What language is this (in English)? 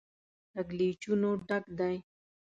Pashto